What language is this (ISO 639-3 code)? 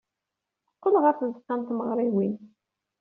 kab